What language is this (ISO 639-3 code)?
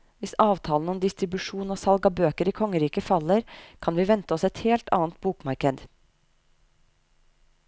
nor